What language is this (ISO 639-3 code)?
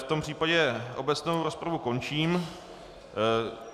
ces